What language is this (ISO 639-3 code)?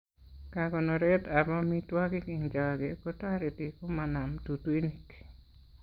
kln